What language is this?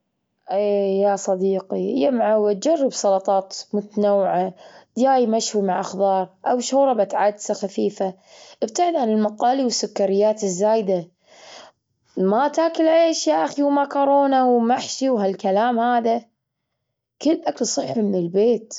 Gulf Arabic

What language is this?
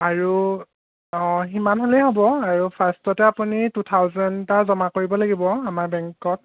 Assamese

